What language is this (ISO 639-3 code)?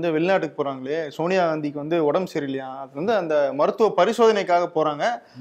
tam